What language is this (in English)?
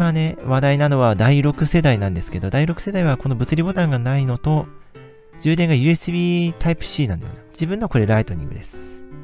Japanese